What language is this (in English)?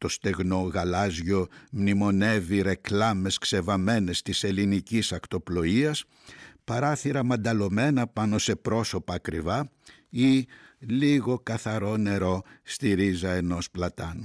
Greek